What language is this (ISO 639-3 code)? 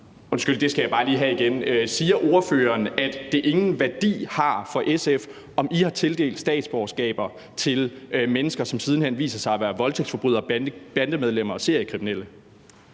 dan